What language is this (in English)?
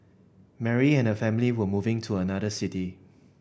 English